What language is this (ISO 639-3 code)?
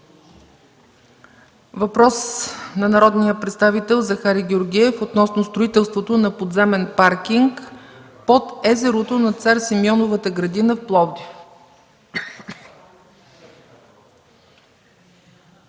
bul